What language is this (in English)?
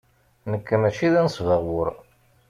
Kabyle